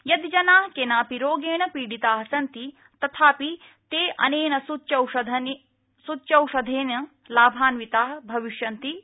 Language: Sanskrit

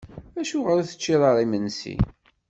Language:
Kabyle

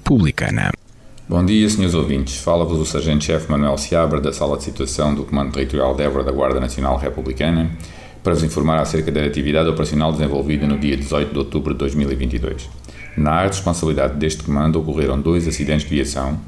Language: Portuguese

